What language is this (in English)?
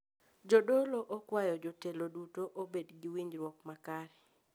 Luo (Kenya and Tanzania)